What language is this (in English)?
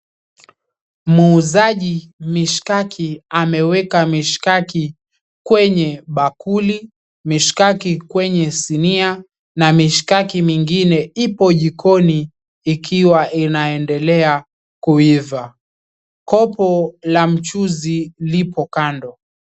Swahili